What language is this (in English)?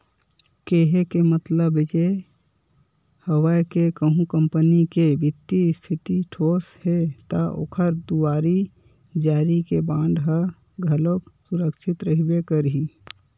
Chhattisgarhi